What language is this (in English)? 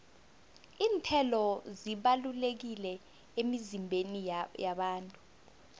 South Ndebele